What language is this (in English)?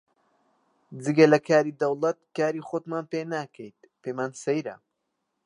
Central Kurdish